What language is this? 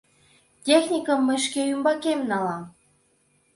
Mari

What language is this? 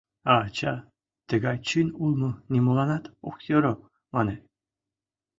Mari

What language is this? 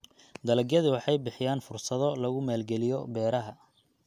Somali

